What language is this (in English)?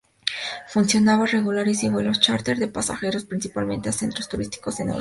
Spanish